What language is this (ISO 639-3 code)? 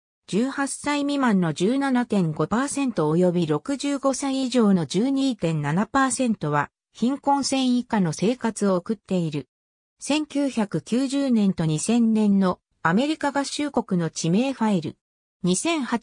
jpn